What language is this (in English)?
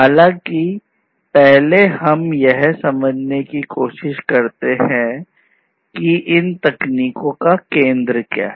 Hindi